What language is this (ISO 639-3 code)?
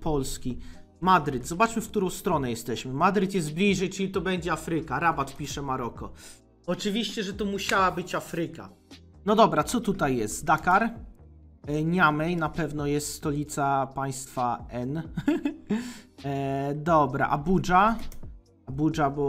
pol